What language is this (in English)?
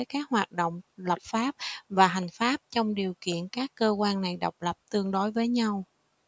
Vietnamese